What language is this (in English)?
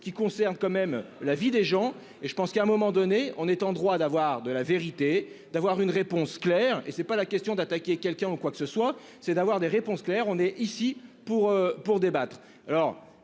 French